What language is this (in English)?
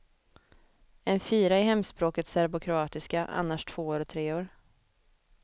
Swedish